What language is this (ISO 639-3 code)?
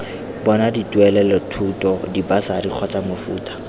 tsn